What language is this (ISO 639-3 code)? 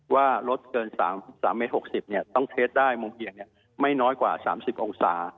tha